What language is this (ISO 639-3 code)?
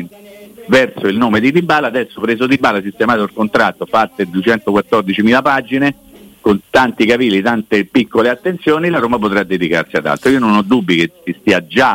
ita